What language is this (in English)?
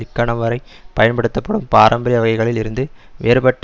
Tamil